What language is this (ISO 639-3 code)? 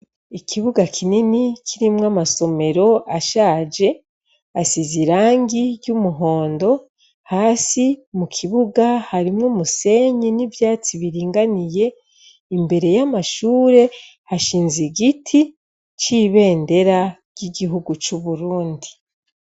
run